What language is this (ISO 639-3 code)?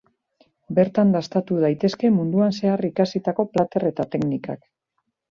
eus